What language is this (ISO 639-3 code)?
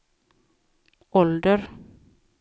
swe